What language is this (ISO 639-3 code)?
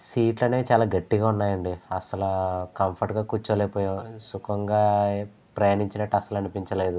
tel